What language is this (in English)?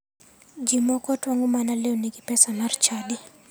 Luo (Kenya and Tanzania)